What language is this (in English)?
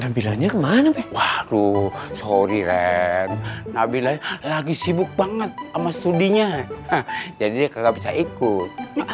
Indonesian